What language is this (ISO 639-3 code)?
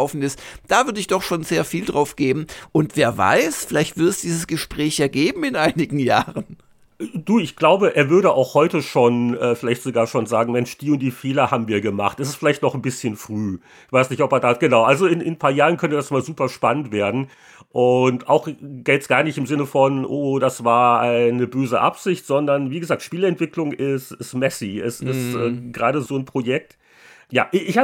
deu